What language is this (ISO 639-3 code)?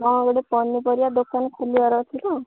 ori